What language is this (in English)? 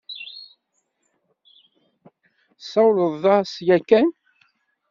Kabyle